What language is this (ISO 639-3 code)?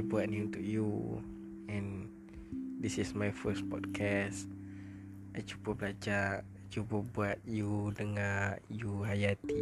msa